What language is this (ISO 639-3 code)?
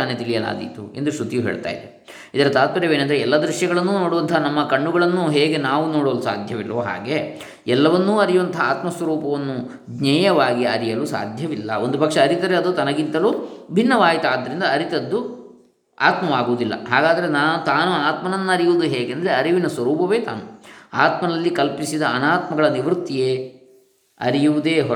kan